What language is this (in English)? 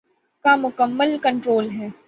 Urdu